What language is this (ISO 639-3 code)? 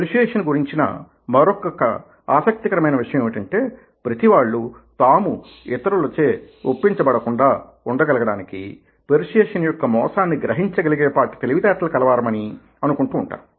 tel